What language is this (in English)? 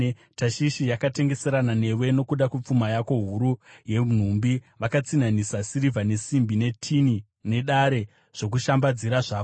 Shona